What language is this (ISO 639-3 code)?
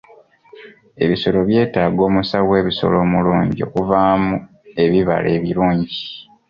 lug